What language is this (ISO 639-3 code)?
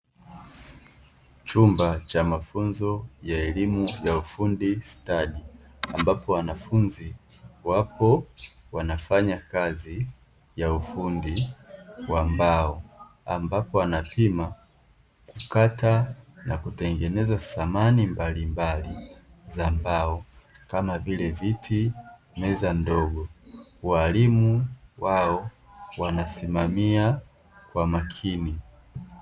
swa